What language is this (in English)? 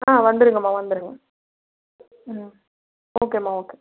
Tamil